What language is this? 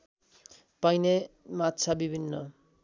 Nepali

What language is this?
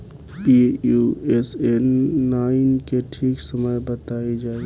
Bhojpuri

